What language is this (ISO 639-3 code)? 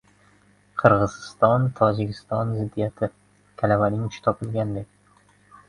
uzb